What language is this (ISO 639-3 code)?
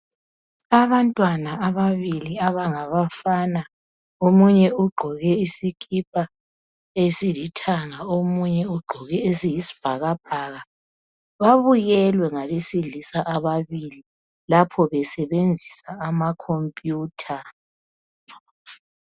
nde